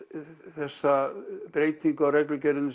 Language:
Icelandic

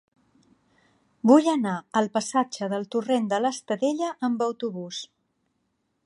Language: Catalan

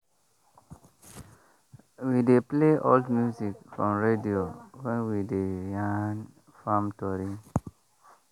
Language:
Nigerian Pidgin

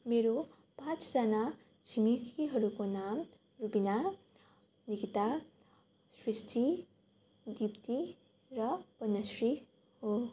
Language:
Nepali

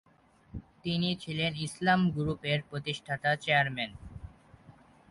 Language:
Bangla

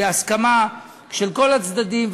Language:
Hebrew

